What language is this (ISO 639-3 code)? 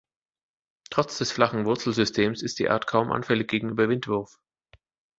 deu